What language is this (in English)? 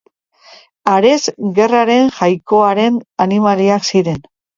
Basque